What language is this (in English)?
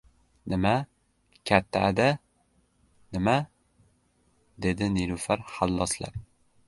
Uzbek